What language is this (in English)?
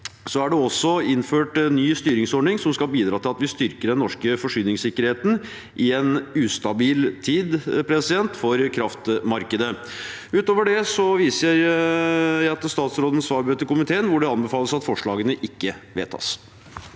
Norwegian